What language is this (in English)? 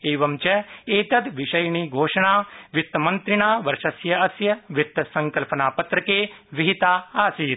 Sanskrit